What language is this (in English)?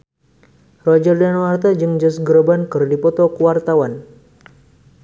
Sundanese